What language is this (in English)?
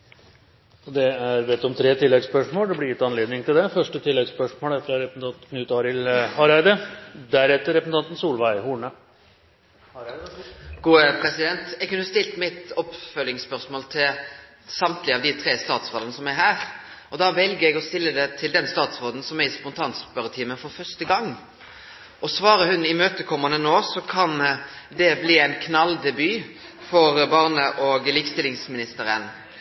Norwegian Nynorsk